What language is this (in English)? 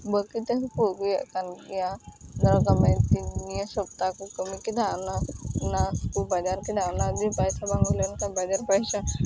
Santali